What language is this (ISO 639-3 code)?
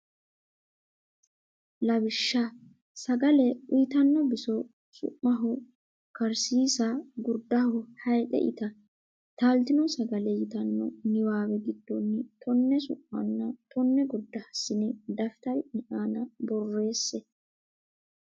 sid